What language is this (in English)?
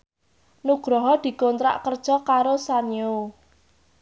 Javanese